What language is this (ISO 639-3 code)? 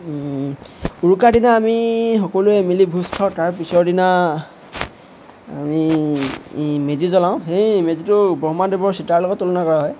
asm